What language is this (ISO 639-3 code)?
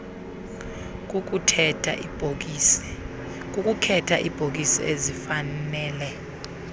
xho